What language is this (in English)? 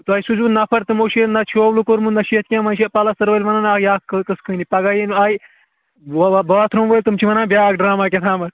Kashmiri